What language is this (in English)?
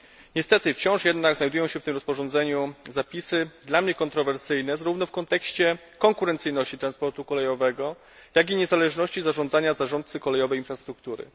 Polish